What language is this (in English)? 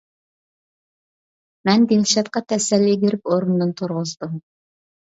Uyghur